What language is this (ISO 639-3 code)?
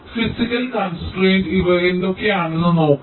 mal